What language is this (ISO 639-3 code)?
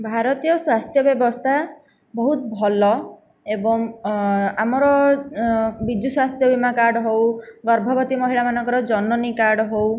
ori